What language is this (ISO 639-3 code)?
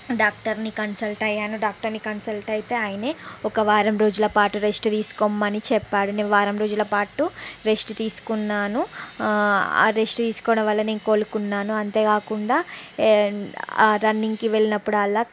tel